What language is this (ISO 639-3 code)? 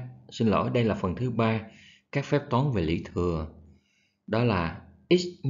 vie